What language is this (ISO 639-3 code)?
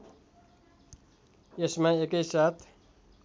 nep